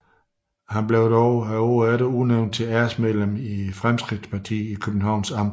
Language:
Danish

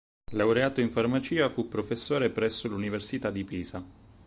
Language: Italian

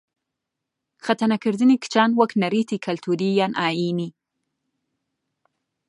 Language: Central Kurdish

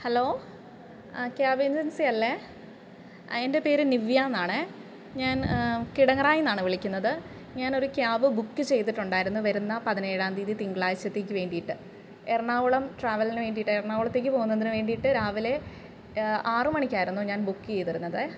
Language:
Malayalam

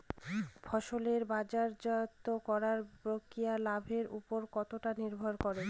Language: Bangla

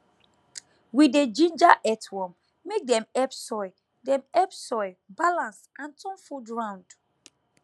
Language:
Nigerian Pidgin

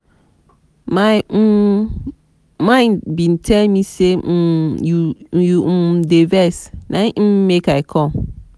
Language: Nigerian Pidgin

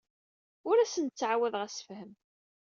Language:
Kabyle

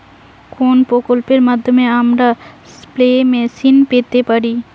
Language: Bangla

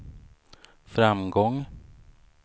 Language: Swedish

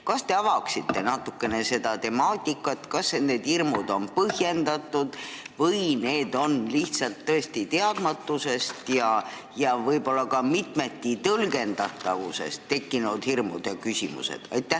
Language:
Estonian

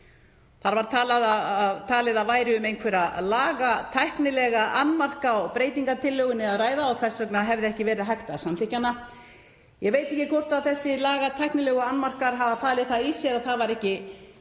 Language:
Icelandic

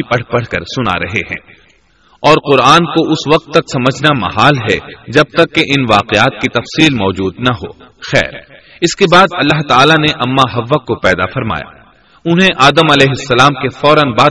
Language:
Urdu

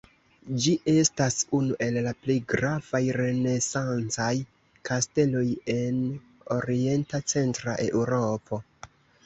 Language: Esperanto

